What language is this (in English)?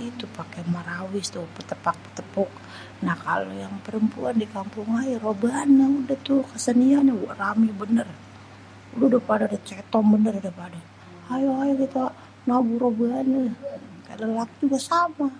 Betawi